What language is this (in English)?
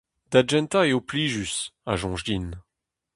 Breton